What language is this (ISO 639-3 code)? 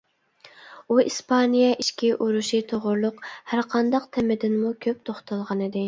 uig